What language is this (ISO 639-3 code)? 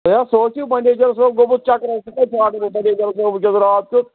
kas